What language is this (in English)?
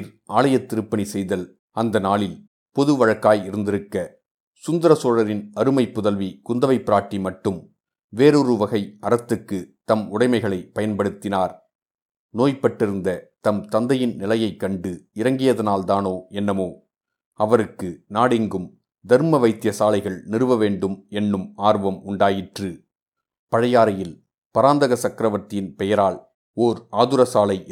Tamil